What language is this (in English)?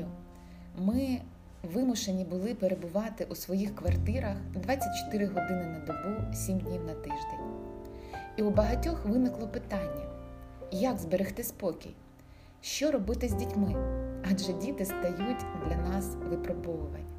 Ukrainian